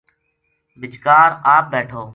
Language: Gujari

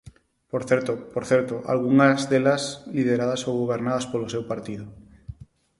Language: Galician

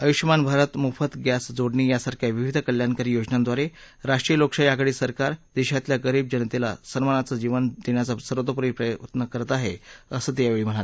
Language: Marathi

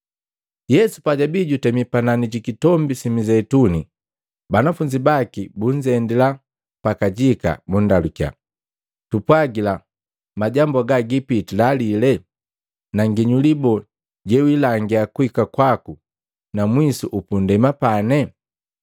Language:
Matengo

